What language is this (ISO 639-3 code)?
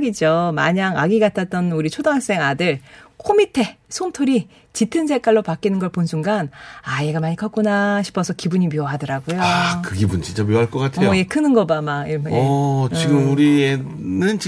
kor